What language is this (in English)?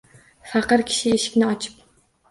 Uzbek